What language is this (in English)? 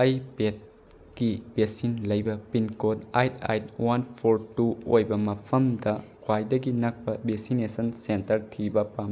Manipuri